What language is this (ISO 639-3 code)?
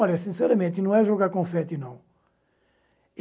por